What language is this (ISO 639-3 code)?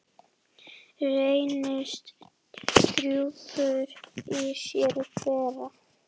isl